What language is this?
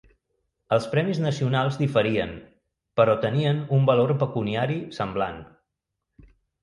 Catalan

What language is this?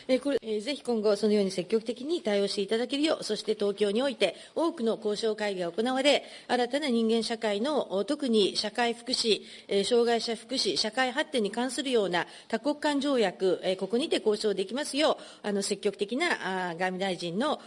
Japanese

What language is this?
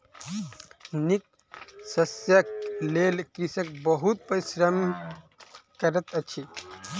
Maithili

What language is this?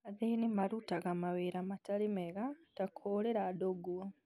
Kikuyu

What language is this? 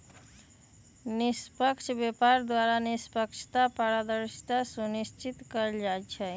Magahi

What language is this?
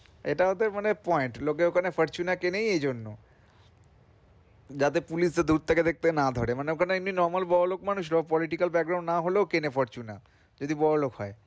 Bangla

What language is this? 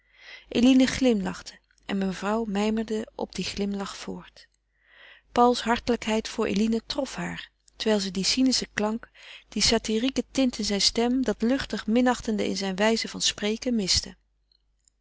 Dutch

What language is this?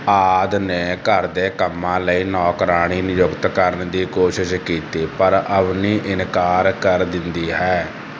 Punjabi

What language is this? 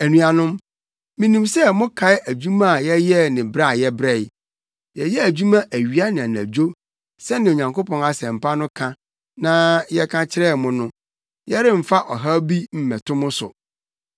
Akan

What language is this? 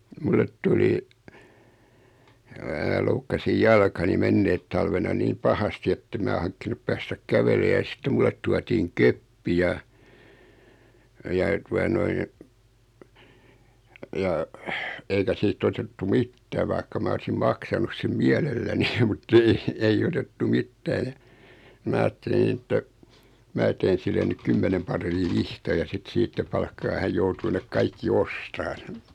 Finnish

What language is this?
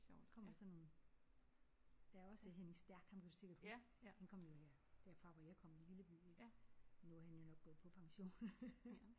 Danish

